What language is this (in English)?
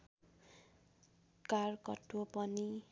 Nepali